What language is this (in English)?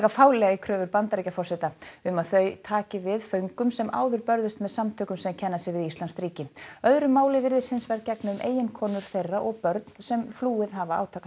Icelandic